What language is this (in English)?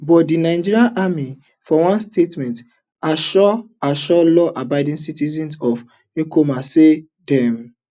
Nigerian Pidgin